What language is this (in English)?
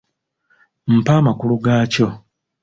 Ganda